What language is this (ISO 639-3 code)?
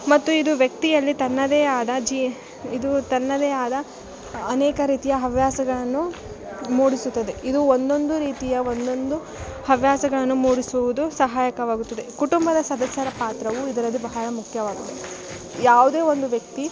kan